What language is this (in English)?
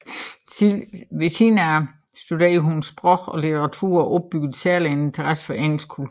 Danish